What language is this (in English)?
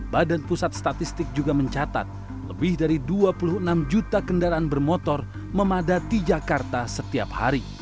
Indonesian